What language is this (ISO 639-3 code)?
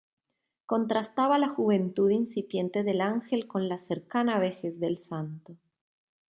spa